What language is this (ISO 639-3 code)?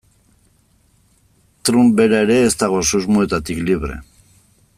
eus